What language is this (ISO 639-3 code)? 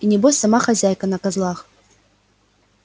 rus